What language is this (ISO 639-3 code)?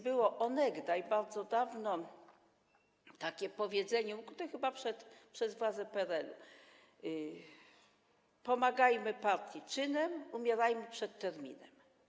pol